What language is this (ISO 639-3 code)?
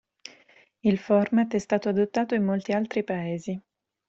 ita